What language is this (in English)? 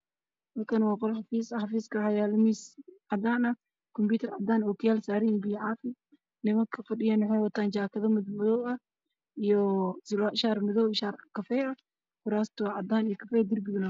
Somali